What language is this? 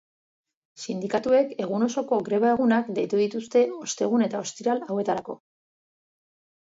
Basque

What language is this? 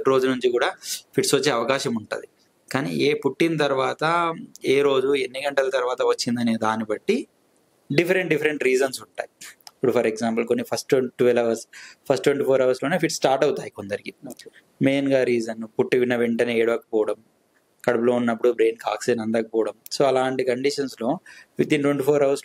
Telugu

